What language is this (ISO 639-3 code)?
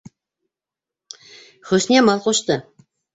bak